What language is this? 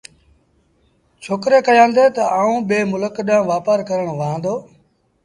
Sindhi Bhil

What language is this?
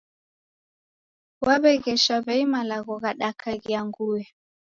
Taita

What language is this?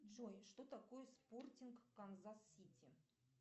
Russian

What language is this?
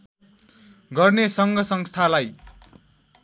Nepali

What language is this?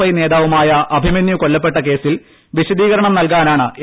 Malayalam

